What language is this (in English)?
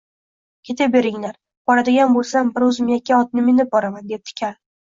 Uzbek